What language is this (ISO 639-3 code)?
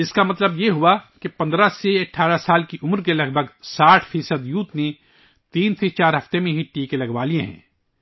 urd